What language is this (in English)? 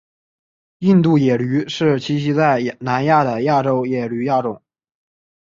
Chinese